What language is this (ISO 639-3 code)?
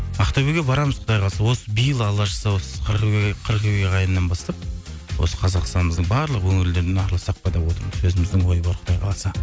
kaz